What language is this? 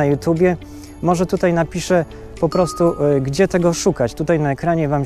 Polish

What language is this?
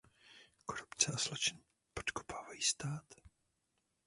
Czech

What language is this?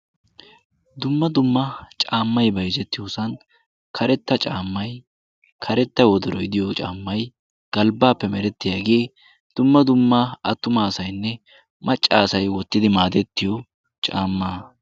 Wolaytta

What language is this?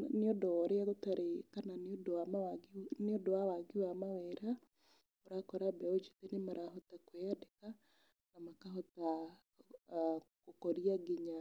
Kikuyu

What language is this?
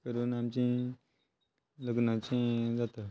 Konkani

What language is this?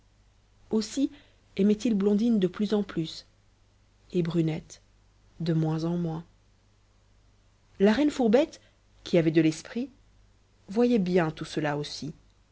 French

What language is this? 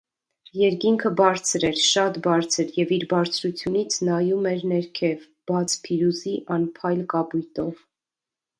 Armenian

